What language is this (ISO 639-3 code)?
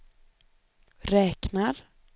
swe